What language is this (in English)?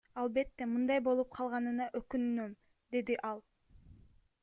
Kyrgyz